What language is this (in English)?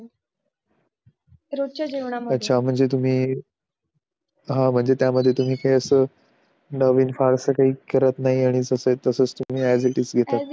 Marathi